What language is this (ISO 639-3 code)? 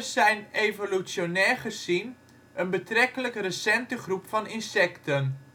nld